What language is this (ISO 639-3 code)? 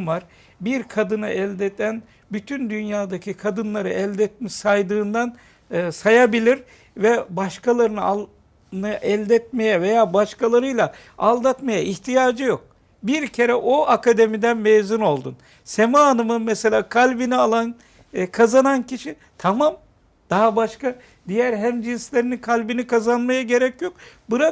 tur